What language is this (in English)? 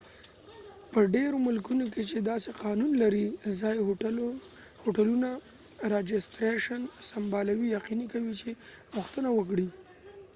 Pashto